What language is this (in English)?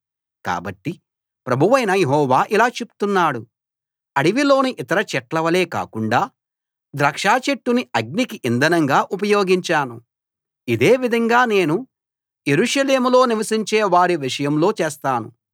Telugu